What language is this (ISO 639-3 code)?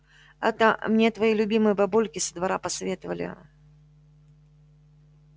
rus